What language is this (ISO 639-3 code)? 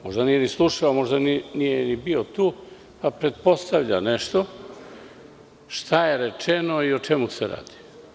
srp